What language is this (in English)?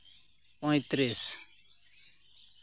Santali